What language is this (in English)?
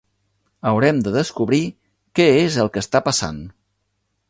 Catalan